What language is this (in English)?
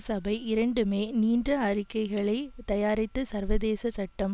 Tamil